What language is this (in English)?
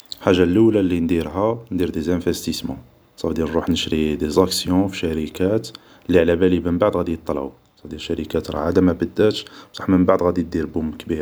Algerian Arabic